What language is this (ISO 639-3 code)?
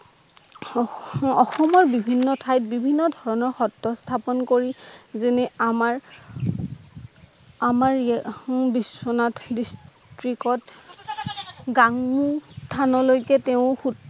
asm